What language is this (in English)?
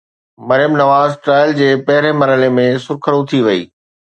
Sindhi